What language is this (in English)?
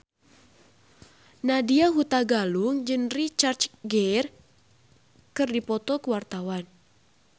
Sundanese